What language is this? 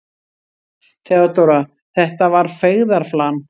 Icelandic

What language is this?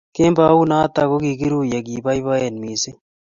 Kalenjin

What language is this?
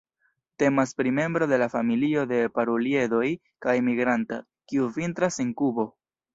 Esperanto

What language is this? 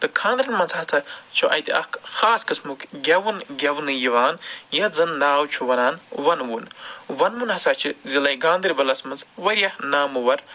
Kashmiri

